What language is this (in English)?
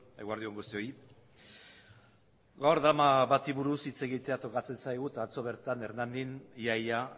Basque